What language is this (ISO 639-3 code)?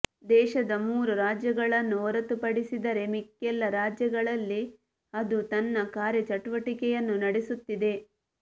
kan